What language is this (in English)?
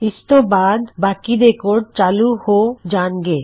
Punjabi